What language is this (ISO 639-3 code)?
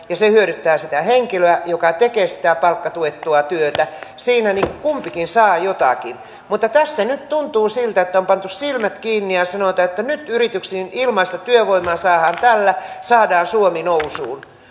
fin